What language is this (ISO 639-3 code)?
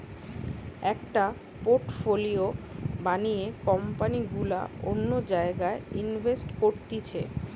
ben